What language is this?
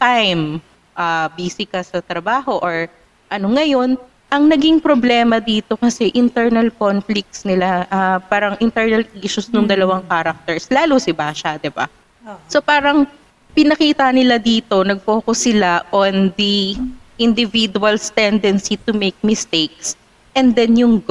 Filipino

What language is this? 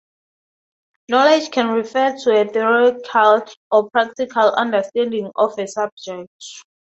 English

